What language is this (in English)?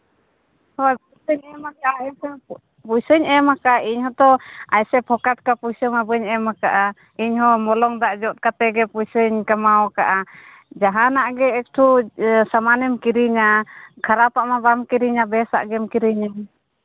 Santali